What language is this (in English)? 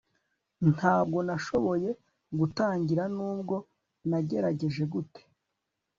Kinyarwanda